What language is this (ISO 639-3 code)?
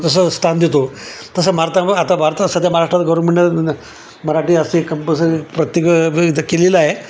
mar